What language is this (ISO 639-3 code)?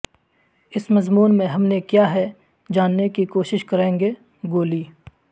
urd